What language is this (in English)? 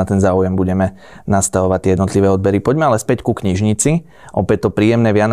Slovak